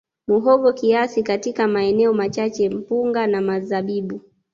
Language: Swahili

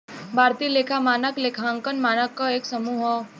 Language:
Bhojpuri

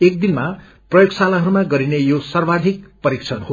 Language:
Nepali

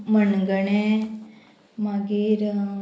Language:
Konkani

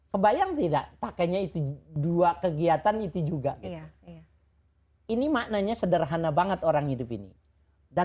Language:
Indonesian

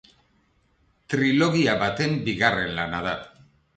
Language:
Basque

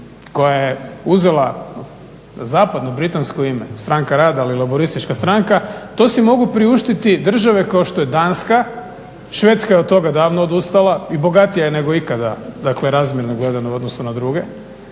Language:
Croatian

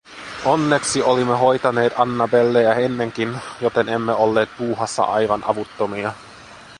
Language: Finnish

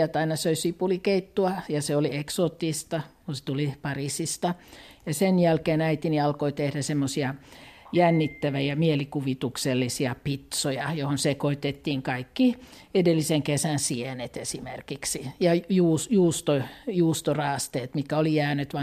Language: Finnish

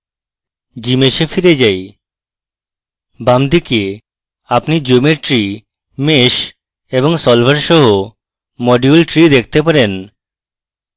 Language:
Bangla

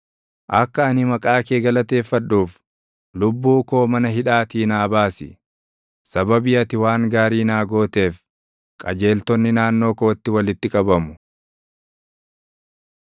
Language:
Oromo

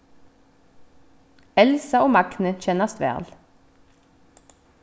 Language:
Faroese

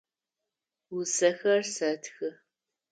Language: Adyghe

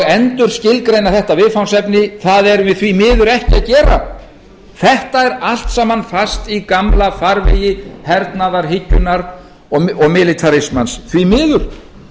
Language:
Icelandic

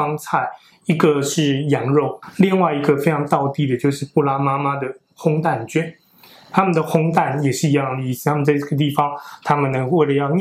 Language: Chinese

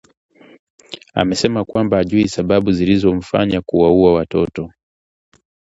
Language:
Swahili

